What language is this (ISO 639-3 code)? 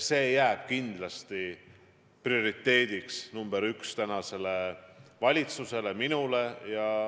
est